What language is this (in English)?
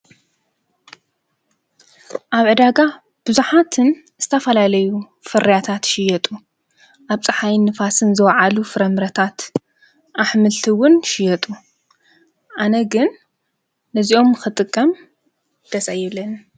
Tigrinya